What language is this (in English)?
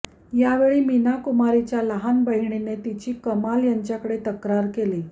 Marathi